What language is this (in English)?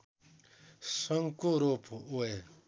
Nepali